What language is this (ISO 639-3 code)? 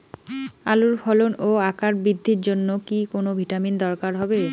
ben